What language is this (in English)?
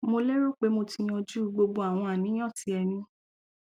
Yoruba